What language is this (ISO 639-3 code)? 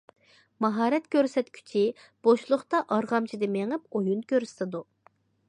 uig